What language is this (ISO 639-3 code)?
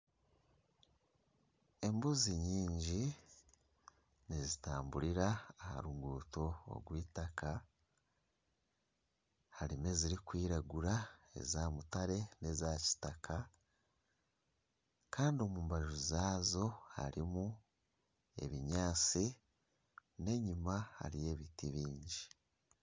nyn